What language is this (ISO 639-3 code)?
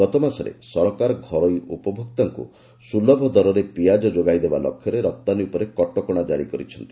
ori